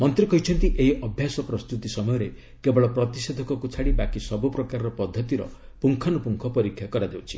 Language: Odia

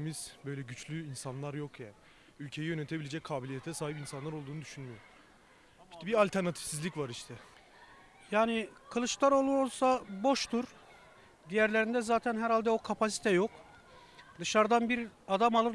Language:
Turkish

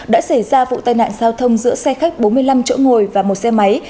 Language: Vietnamese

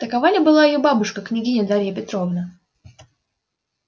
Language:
Russian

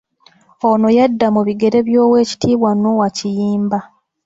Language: Ganda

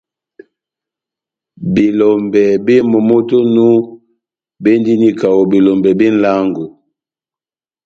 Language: Batanga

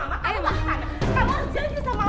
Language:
Indonesian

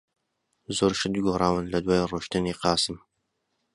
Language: Central Kurdish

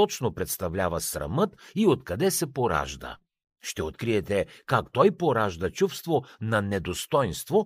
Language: Bulgarian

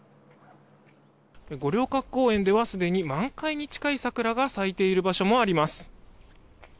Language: Japanese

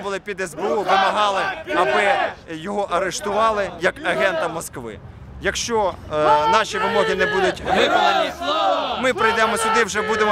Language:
Ukrainian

